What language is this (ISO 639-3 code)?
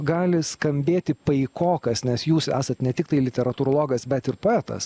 lit